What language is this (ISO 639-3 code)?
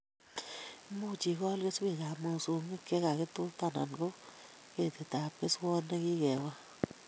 kln